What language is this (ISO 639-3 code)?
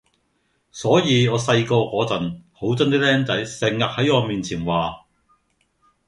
yue